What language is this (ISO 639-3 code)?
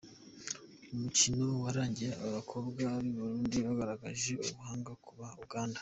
kin